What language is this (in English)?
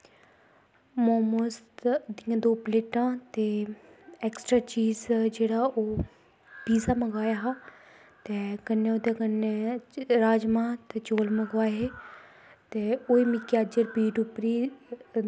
Dogri